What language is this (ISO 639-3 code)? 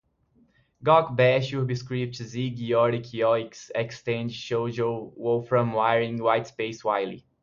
por